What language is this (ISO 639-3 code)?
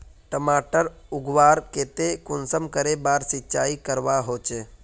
mag